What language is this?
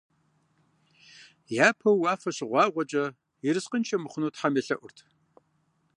Kabardian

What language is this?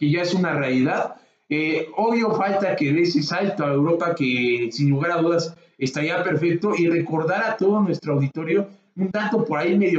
Spanish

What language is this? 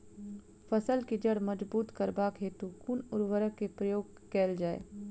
Maithili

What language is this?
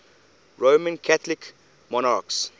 English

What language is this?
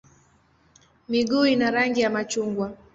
Swahili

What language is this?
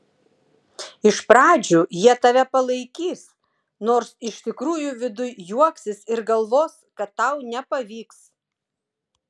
Lithuanian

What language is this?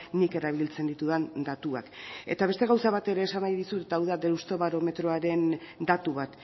Basque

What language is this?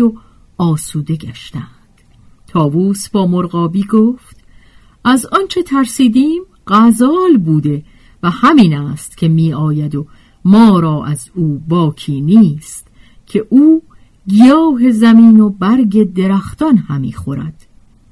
Persian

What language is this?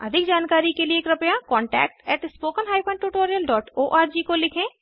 Hindi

